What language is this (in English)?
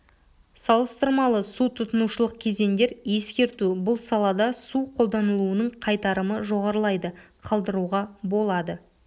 Kazakh